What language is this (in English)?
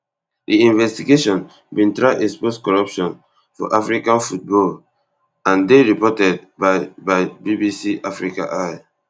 Nigerian Pidgin